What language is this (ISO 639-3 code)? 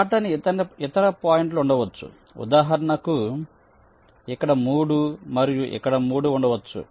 tel